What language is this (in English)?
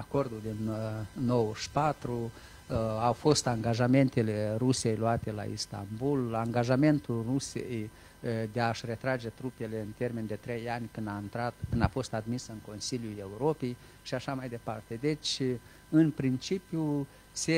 Romanian